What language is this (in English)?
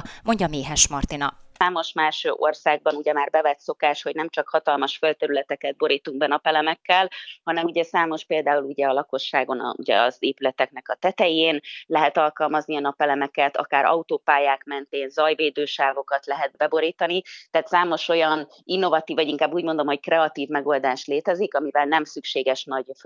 Hungarian